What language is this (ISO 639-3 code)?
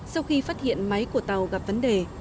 vie